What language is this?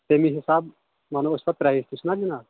Kashmiri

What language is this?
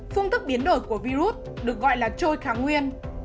Vietnamese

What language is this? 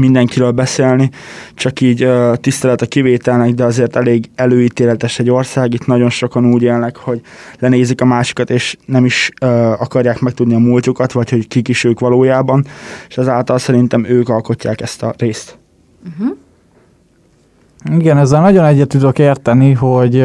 Hungarian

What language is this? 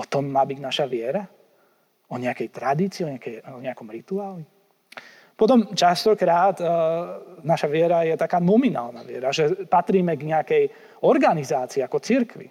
Slovak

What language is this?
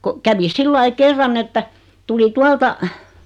Finnish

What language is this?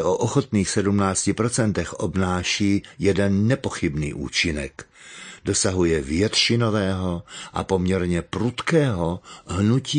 Czech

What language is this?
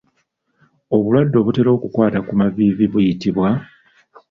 Ganda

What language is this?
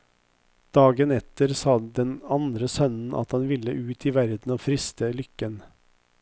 Norwegian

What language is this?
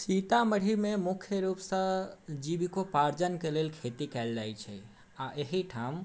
Maithili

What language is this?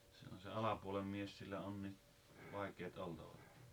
Finnish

